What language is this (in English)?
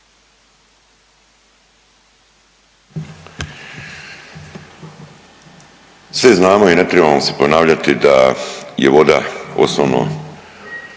Croatian